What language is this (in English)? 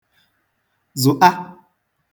Igbo